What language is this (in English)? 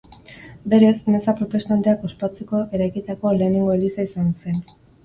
Basque